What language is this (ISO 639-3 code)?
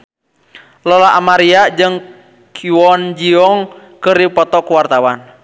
sun